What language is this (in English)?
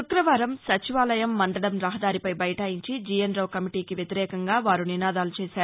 Telugu